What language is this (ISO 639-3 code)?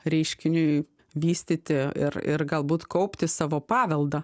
lit